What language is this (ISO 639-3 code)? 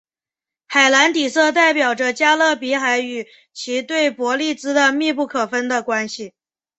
zho